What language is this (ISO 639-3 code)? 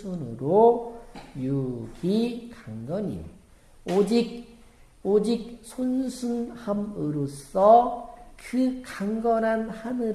kor